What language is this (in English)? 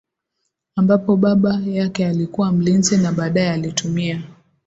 Swahili